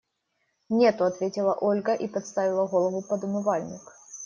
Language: Russian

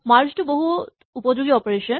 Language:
Assamese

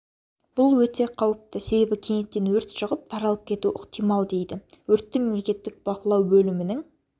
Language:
Kazakh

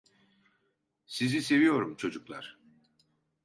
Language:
Turkish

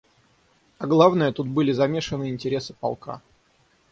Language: Russian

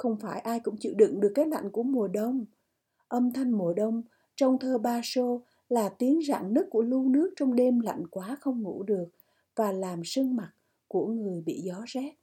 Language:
Vietnamese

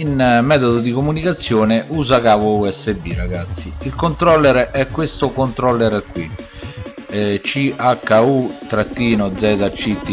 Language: Italian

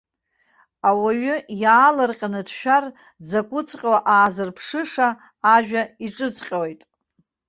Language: Abkhazian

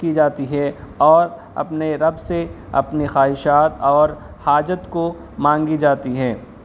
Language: Urdu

